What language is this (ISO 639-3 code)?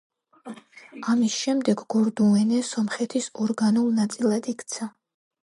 kat